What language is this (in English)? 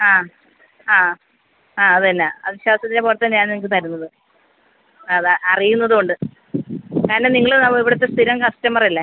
Malayalam